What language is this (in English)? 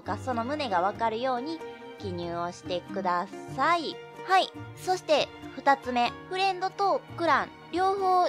Japanese